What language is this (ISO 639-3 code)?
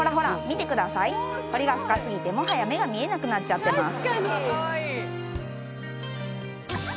jpn